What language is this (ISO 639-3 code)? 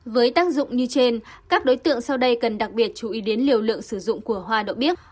vie